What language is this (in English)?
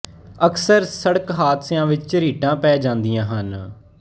Punjabi